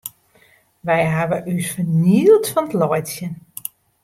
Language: Western Frisian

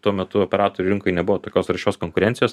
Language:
Lithuanian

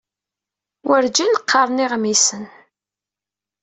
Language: Kabyle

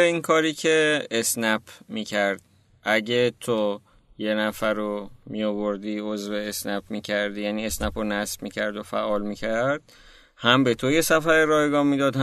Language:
Persian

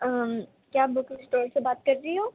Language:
Urdu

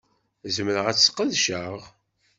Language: Kabyle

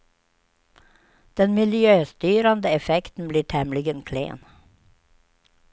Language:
Swedish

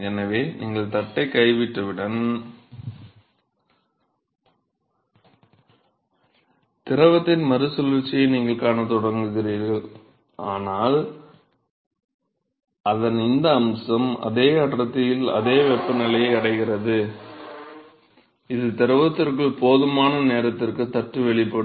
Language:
Tamil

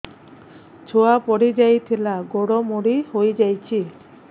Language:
Odia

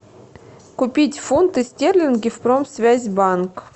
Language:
Russian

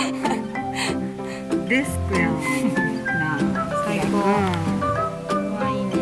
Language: Japanese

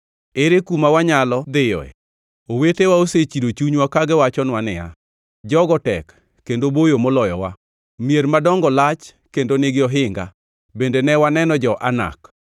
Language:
Luo (Kenya and Tanzania)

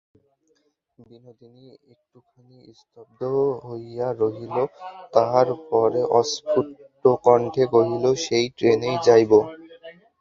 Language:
Bangla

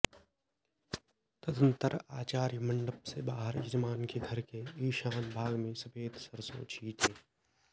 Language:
Sanskrit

